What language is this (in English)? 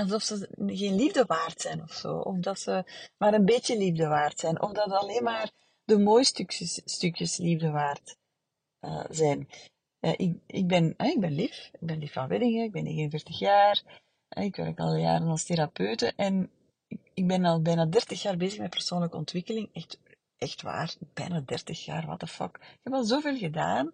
Dutch